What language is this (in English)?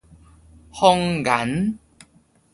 Min Nan Chinese